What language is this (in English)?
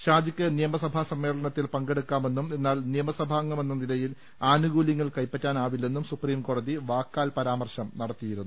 Malayalam